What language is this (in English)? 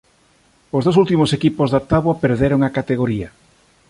Galician